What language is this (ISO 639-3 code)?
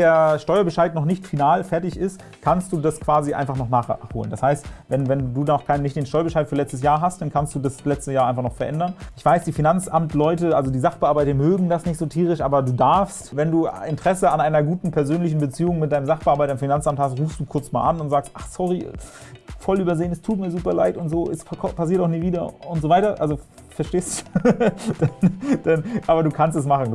deu